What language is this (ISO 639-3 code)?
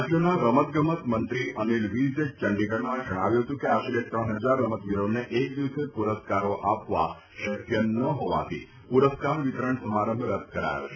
guj